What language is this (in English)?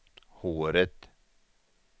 Swedish